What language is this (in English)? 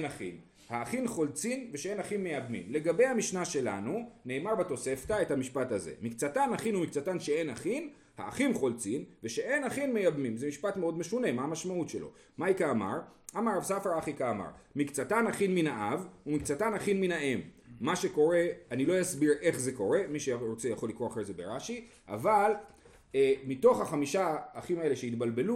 Hebrew